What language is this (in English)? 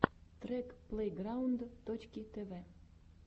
Russian